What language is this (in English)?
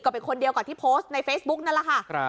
Thai